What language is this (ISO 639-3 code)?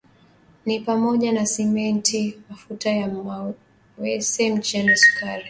swa